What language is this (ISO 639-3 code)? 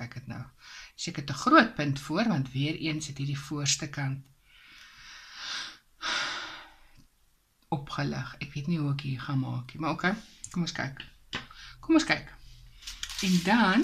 nld